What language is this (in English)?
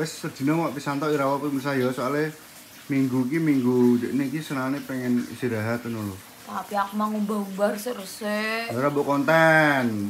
Indonesian